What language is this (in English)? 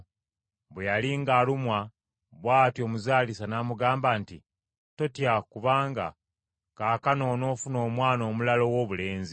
Ganda